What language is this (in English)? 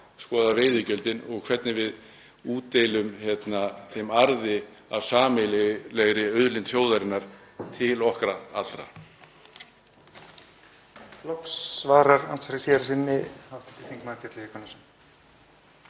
Icelandic